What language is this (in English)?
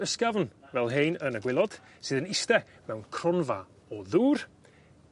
Welsh